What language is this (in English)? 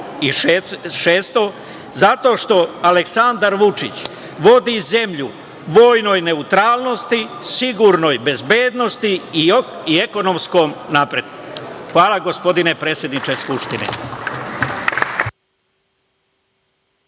Serbian